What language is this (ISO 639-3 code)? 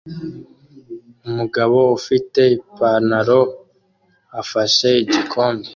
kin